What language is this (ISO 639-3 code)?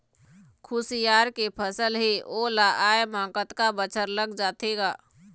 hne